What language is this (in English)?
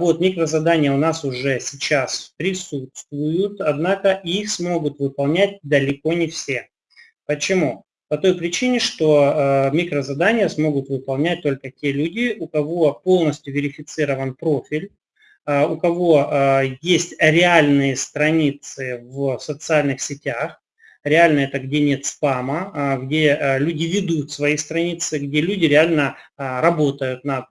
Russian